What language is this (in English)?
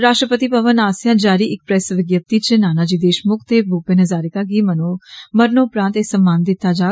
Dogri